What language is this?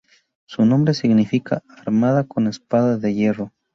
Spanish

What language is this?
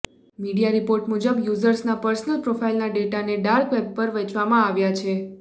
Gujarati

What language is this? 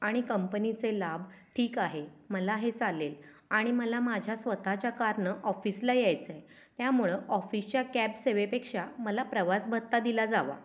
Marathi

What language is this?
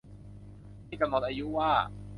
Thai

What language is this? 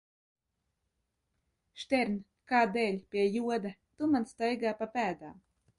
Latvian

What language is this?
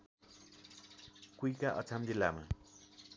Nepali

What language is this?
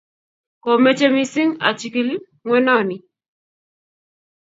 Kalenjin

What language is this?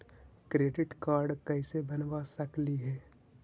Magahi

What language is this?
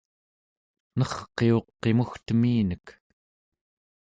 Central Yupik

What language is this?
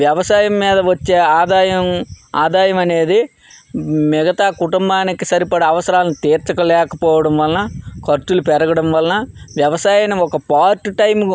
Telugu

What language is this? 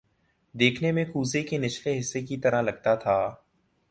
Urdu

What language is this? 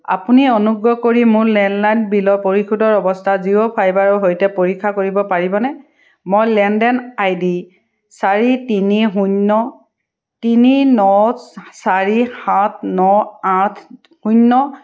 Assamese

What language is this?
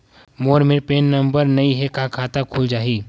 Chhattisgarhi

